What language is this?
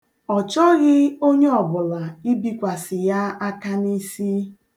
Igbo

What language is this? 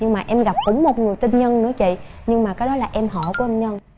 Vietnamese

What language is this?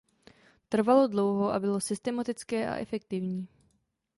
Czech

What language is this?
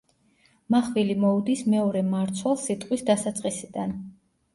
Georgian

